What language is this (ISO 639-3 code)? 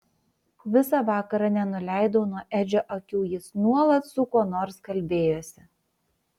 lit